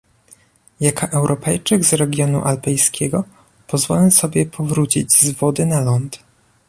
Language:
Polish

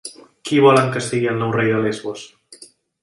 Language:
Catalan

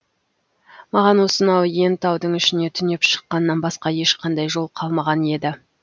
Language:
Kazakh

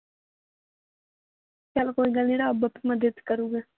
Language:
Punjabi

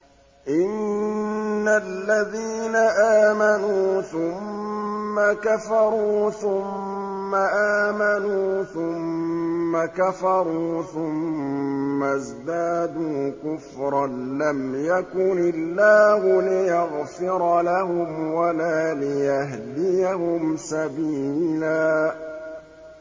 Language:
Arabic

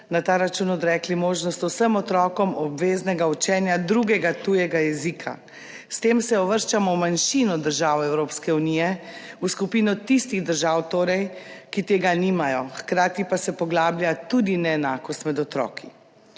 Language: Slovenian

